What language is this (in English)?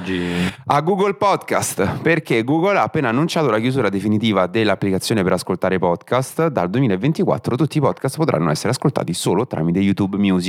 Italian